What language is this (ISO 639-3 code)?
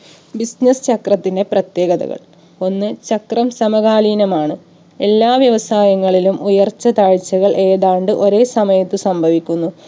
mal